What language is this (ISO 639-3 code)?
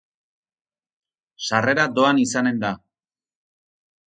eus